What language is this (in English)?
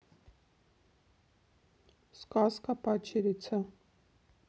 Russian